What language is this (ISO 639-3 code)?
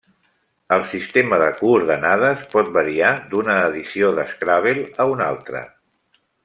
cat